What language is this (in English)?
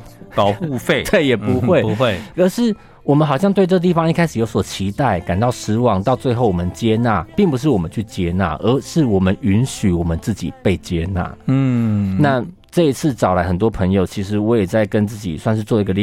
Chinese